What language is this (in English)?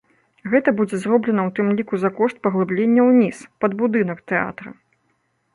Belarusian